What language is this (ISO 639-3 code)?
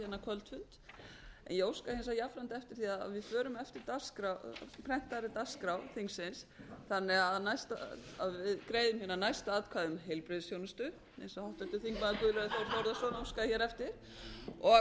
isl